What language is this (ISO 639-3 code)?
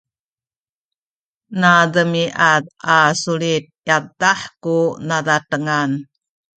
szy